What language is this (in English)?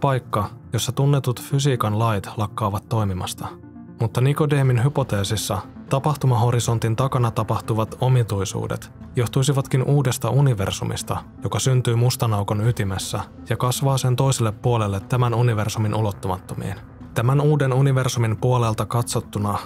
Finnish